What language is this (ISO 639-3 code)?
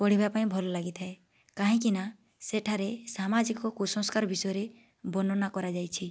ori